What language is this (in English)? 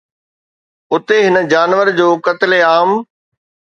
Sindhi